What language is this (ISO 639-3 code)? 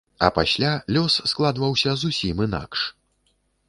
bel